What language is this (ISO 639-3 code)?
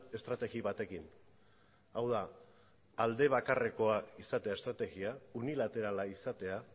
eus